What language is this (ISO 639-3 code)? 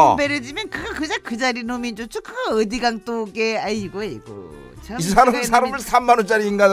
kor